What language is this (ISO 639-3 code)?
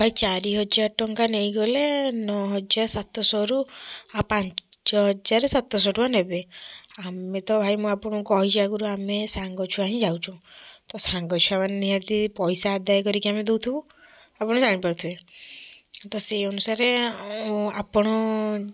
ori